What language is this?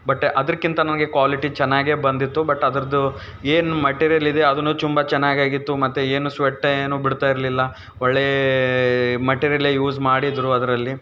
Kannada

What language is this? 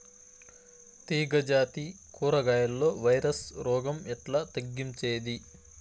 Telugu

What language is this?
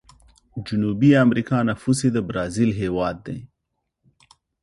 Pashto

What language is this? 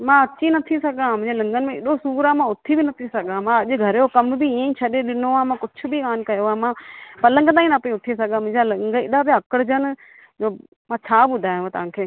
Sindhi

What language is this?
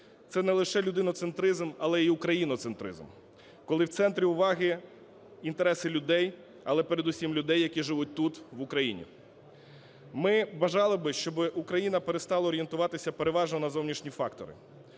Ukrainian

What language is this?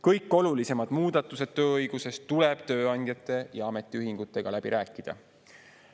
Estonian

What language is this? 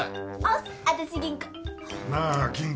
Japanese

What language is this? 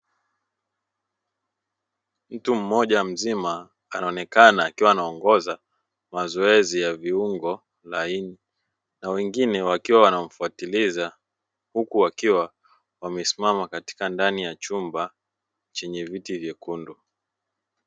Swahili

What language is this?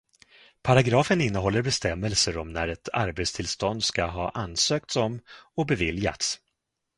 Swedish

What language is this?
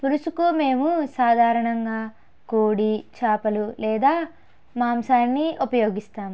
Telugu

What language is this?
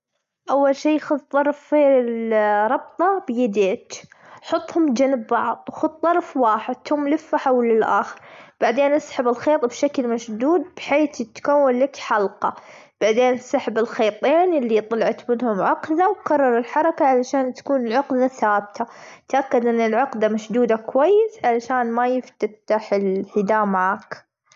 Gulf Arabic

